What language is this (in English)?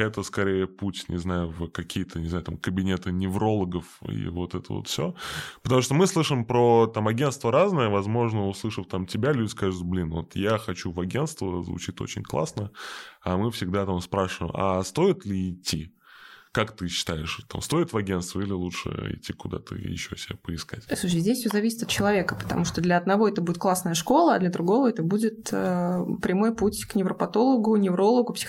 Russian